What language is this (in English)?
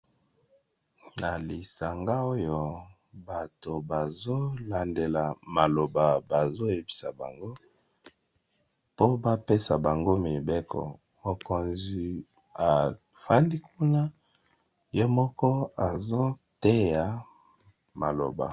Lingala